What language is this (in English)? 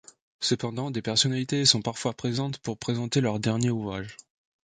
French